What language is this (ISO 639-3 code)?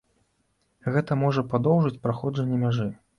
bel